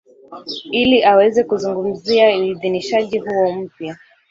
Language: Swahili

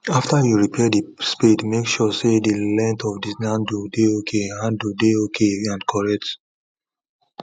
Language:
Nigerian Pidgin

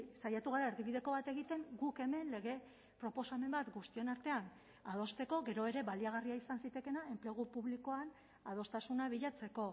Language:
Basque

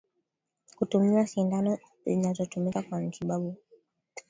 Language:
Swahili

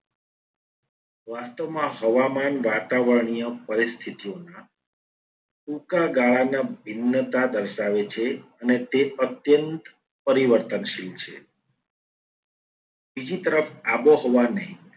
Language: Gujarati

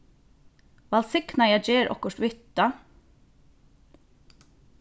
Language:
Faroese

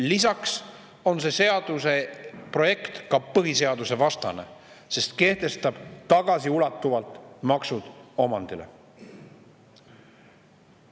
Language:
Estonian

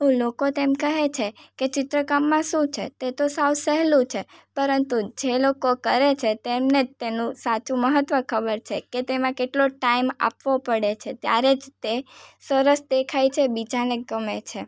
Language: Gujarati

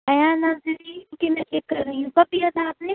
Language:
Urdu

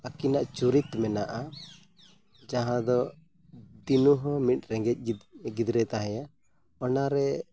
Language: Santali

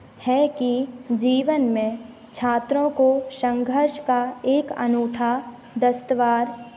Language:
Hindi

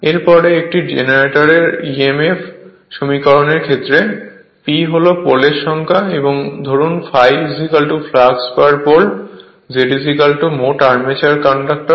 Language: Bangla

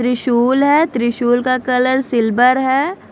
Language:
Hindi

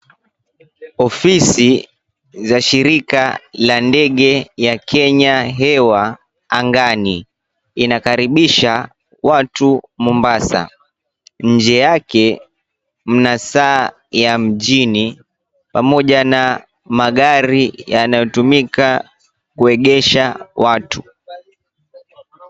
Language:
Swahili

